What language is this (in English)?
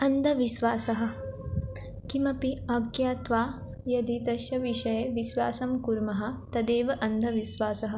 Sanskrit